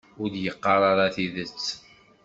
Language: Kabyle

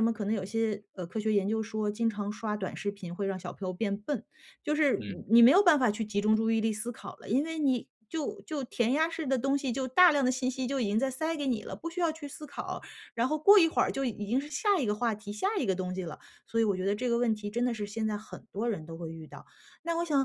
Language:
Chinese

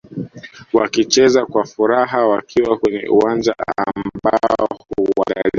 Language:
Swahili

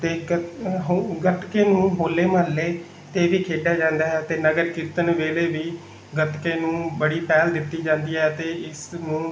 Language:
Punjabi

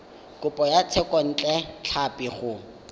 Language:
Tswana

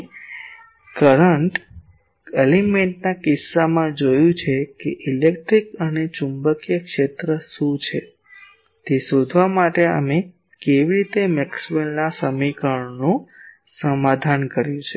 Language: Gujarati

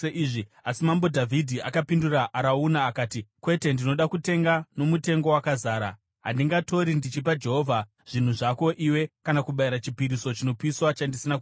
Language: Shona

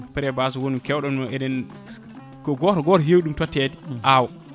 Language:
Fula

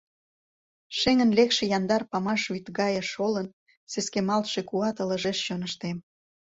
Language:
Mari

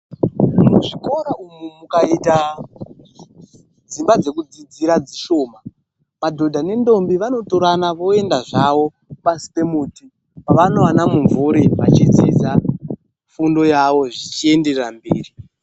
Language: Ndau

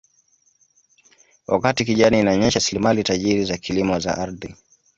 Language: Swahili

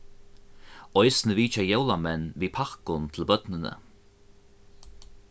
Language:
Faroese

